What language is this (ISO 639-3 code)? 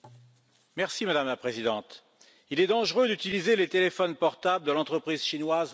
fra